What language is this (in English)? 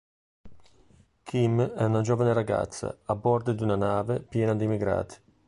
Italian